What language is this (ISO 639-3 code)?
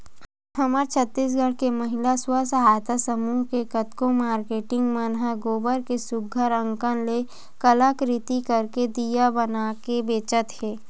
hne